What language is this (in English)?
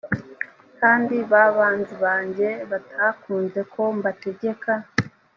Kinyarwanda